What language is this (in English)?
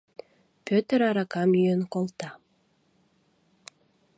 Mari